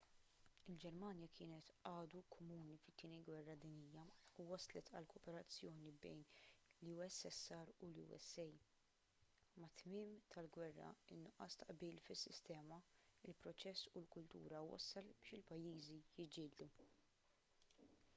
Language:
Maltese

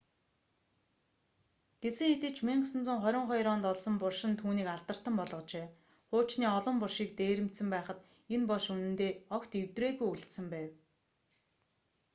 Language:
Mongolian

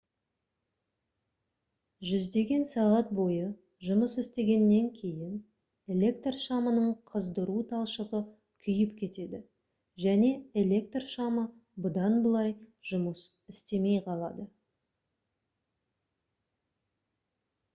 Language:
Kazakh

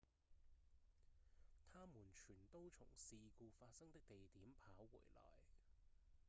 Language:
Cantonese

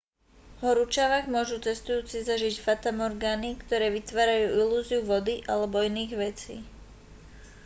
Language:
Slovak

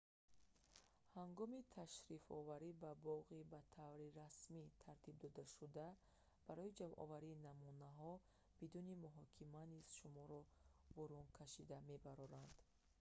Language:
Tajik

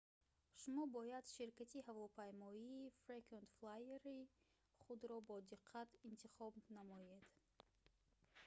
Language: Tajik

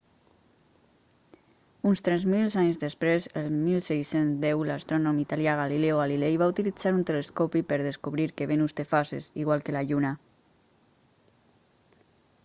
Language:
Catalan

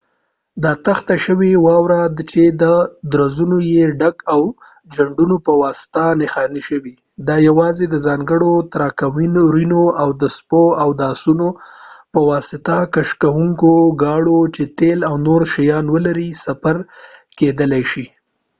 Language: Pashto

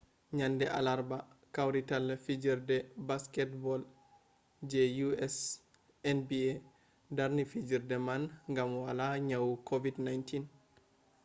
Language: Fula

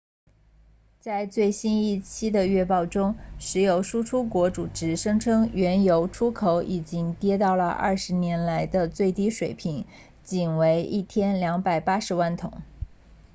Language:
Chinese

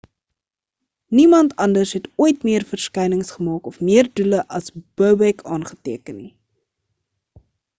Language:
Afrikaans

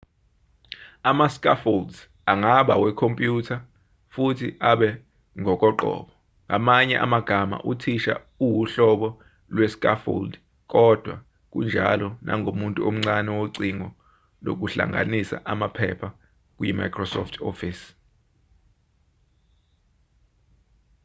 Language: Zulu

